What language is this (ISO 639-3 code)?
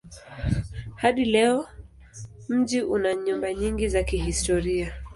swa